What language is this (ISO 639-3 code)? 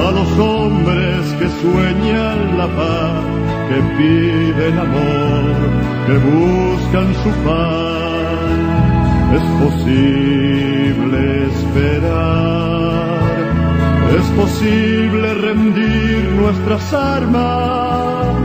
ron